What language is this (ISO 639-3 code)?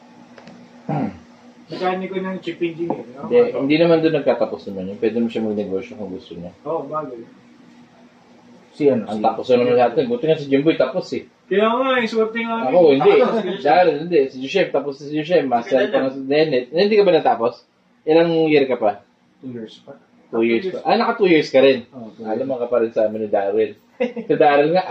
fil